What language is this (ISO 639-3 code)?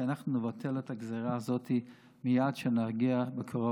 heb